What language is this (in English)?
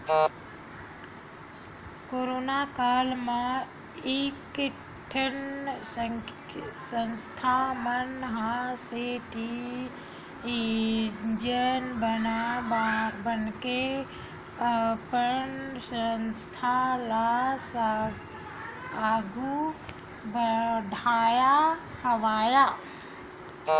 Chhattisgarhi